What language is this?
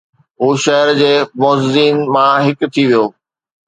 Sindhi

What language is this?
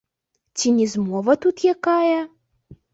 Belarusian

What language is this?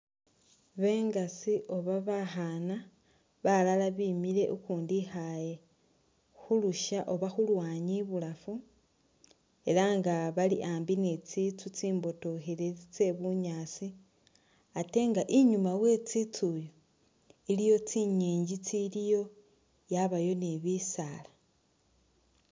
Masaaba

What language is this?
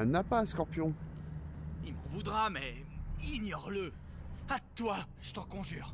French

